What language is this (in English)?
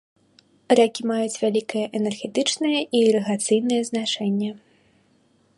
Belarusian